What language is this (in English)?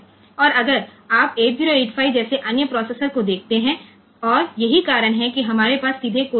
Gujarati